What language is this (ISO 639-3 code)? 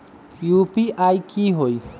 mag